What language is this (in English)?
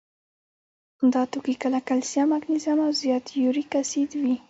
Pashto